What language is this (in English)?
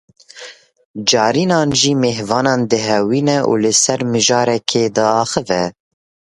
Kurdish